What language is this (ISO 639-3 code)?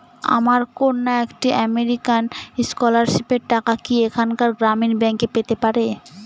ben